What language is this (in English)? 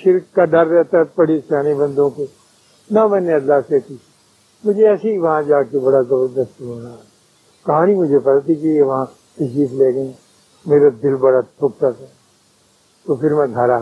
Urdu